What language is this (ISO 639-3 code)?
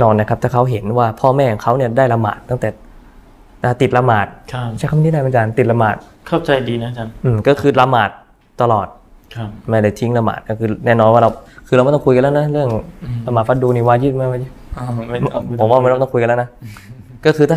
tha